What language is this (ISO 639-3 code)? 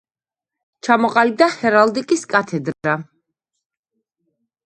kat